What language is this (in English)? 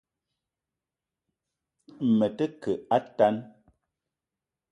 Eton (Cameroon)